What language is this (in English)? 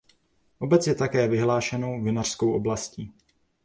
Czech